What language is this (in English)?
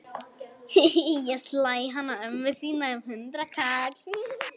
Icelandic